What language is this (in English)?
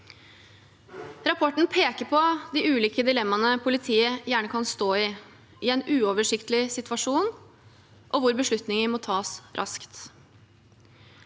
Norwegian